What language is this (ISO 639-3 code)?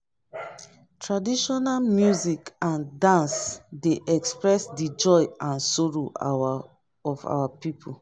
pcm